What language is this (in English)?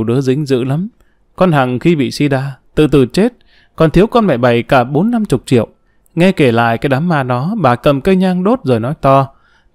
Vietnamese